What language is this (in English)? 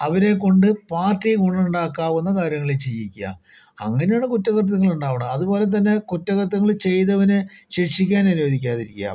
Malayalam